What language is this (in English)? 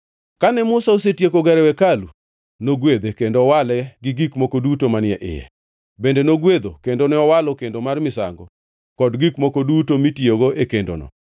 Luo (Kenya and Tanzania)